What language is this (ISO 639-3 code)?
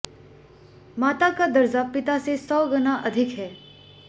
hin